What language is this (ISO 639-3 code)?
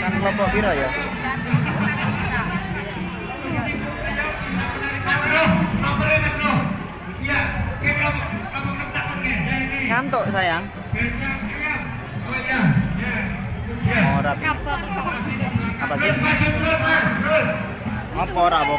ind